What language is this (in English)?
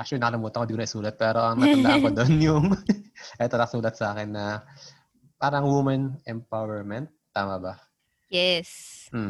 Filipino